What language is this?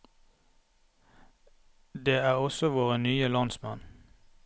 Norwegian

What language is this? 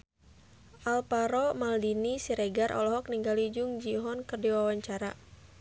Sundanese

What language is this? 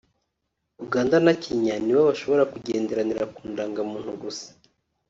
Kinyarwanda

